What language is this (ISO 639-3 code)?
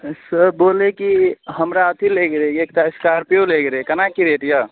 mai